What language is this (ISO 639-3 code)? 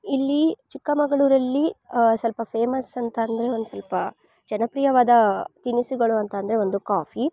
kan